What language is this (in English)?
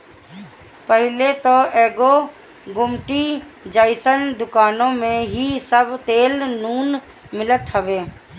Bhojpuri